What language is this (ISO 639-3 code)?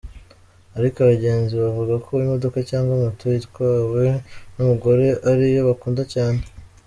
kin